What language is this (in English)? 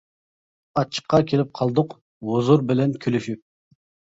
Uyghur